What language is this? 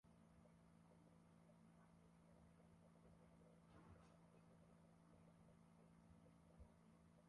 Swahili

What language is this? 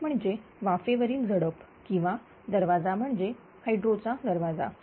Marathi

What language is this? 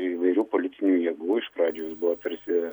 Lithuanian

